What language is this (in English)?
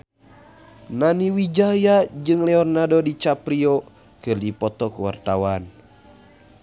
Sundanese